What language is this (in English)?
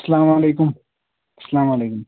Kashmiri